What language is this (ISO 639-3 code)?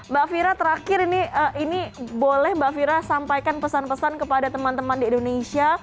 ind